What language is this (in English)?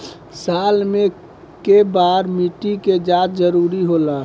Bhojpuri